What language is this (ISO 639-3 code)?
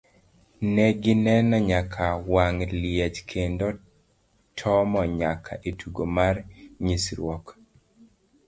luo